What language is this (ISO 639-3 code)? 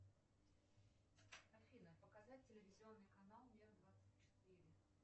rus